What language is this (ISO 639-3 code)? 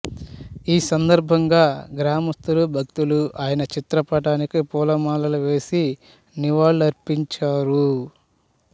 tel